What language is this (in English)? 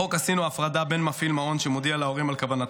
Hebrew